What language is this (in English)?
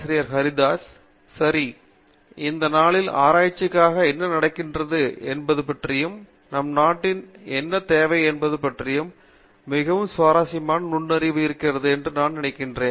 Tamil